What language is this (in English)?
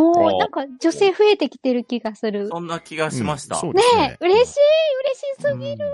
Japanese